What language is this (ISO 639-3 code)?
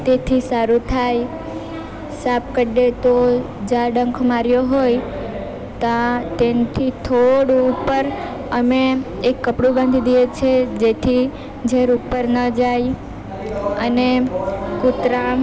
guj